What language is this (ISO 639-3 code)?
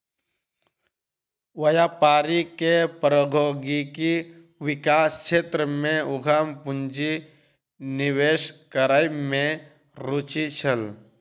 mai